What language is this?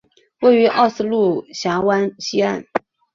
Chinese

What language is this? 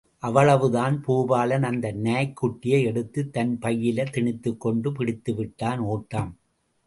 Tamil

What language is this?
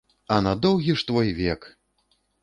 Belarusian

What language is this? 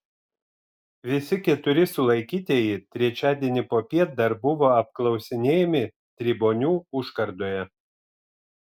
Lithuanian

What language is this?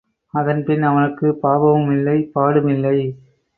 Tamil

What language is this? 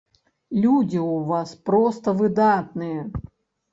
Belarusian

